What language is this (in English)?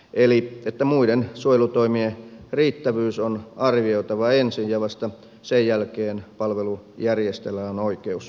Finnish